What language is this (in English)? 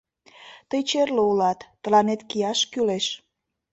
Mari